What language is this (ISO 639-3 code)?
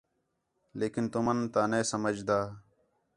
xhe